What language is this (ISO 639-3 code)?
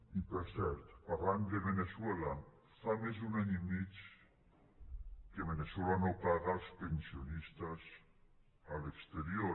cat